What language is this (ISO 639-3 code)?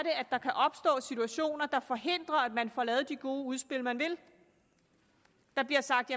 dan